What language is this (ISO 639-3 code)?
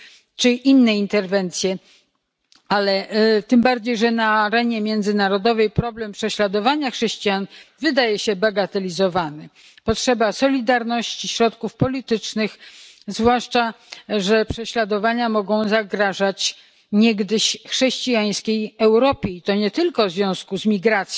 pol